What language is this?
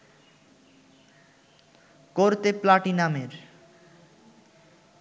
Bangla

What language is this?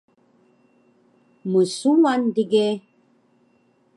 Taroko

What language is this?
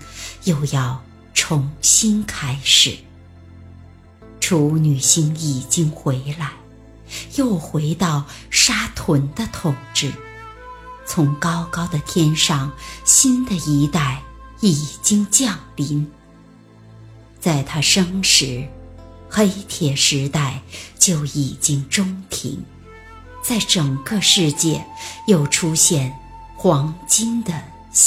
Chinese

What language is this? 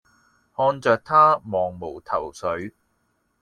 Cantonese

